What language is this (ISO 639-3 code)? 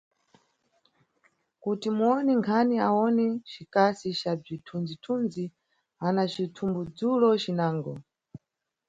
nyu